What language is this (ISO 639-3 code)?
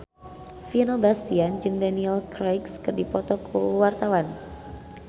sun